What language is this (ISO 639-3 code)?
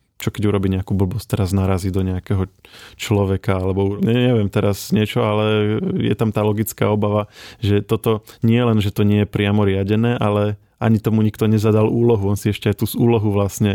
slk